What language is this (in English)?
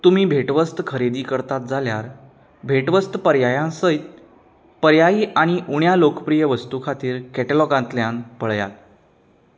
Konkani